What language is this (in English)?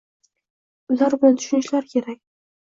Uzbek